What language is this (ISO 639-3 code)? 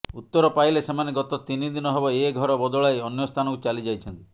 ori